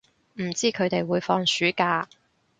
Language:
Cantonese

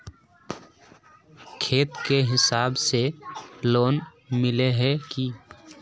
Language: Magahi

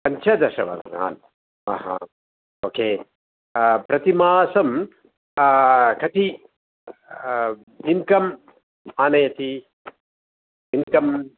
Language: Sanskrit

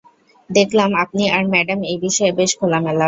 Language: Bangla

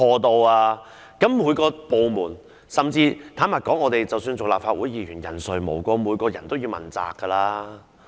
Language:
Cantonese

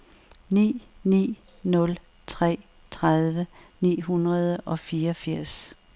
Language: Danish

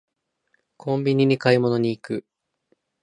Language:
Japanese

